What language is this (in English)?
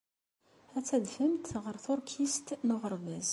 Kabyle